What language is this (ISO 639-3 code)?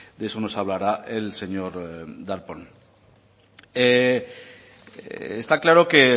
spa